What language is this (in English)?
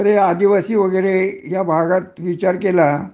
Marathi